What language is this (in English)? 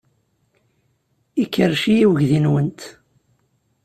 Kabyle